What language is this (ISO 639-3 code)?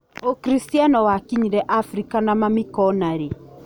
kik